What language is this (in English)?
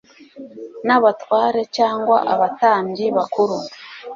Kinyarwanda